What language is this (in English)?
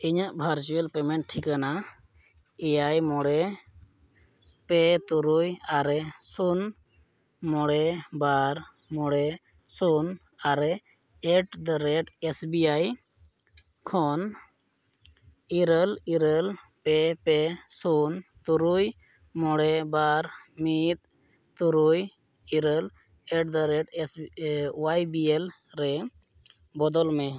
Santali